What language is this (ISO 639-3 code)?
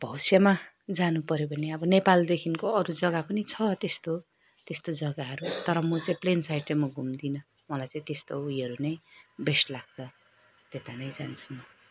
nep